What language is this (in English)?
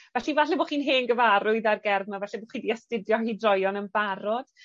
Welsh